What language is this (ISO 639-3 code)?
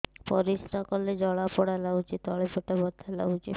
ori